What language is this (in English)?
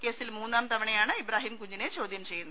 Malayalam